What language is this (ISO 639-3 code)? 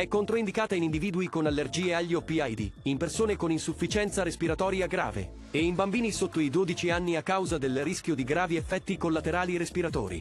ita